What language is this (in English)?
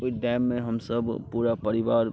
Maithili